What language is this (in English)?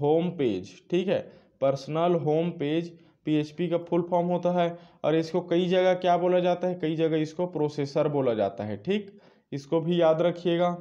Hindi